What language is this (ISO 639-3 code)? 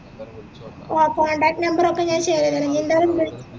mal